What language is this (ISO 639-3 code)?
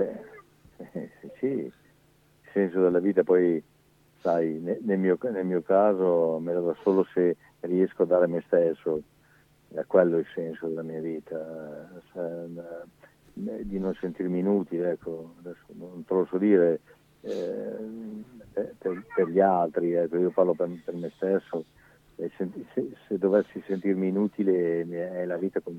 ita